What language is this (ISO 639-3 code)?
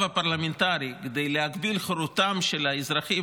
heb